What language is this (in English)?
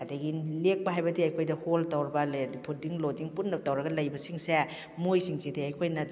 Manipuri